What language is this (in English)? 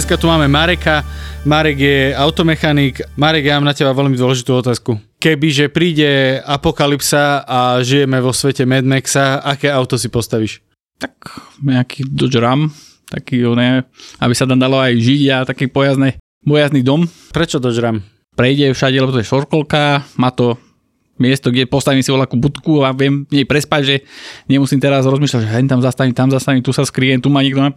Slovak